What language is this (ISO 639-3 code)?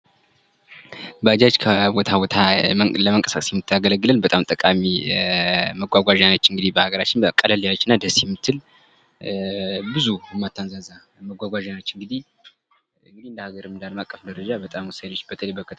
amh